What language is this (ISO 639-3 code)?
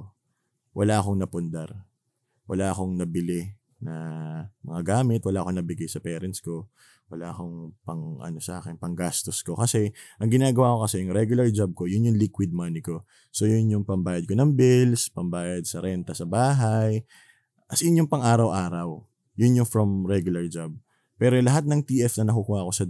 fil